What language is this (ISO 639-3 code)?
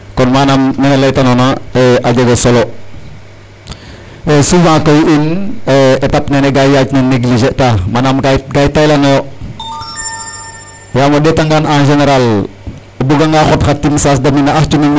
srr